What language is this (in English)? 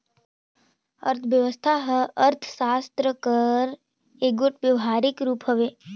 Chhattisgarhi